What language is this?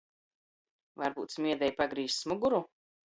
Latgalian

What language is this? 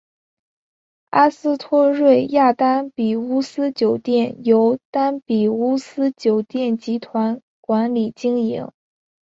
Chinese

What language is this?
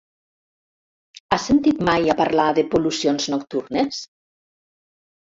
Catalan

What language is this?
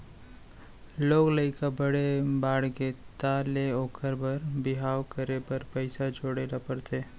Chhattisgarhi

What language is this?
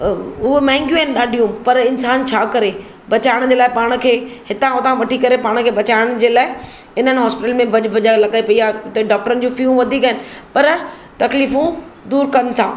Sindhi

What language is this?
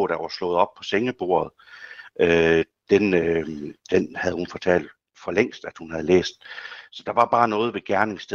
Danish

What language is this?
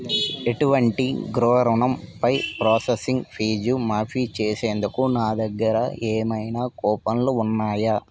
Telugu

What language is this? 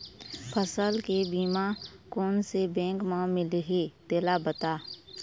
Chhattisgarhi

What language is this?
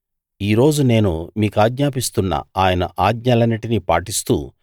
Telugu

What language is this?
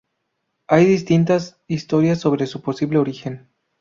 Spanish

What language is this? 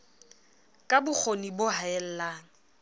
Southern Sotho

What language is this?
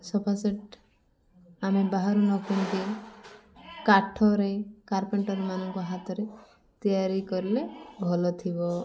Odia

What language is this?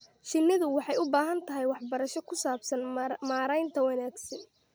Somali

